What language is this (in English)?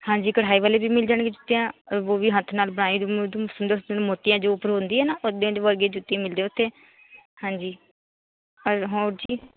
Punjabi